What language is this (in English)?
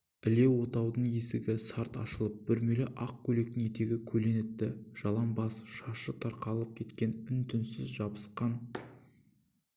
Kazakh